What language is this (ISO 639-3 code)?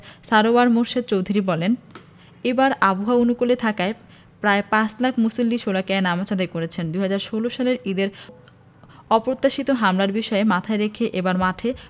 ben